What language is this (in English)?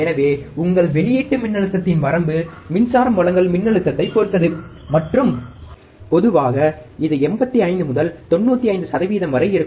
Tamil